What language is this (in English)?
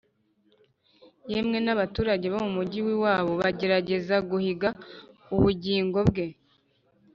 Kinyarwanda